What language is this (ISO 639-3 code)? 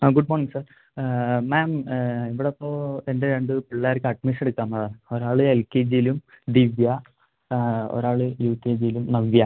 mal